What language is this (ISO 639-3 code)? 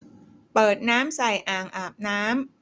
tha